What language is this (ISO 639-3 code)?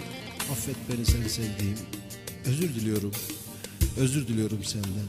tur